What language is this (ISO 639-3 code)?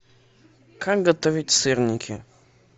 rus